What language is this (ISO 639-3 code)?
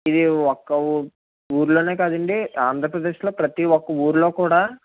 tel